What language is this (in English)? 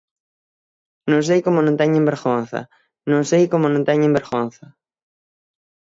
Galician